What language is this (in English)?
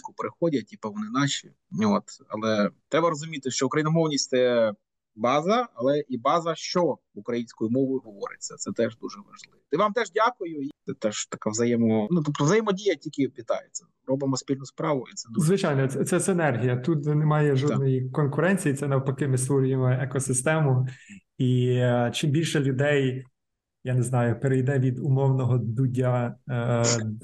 Ukrainian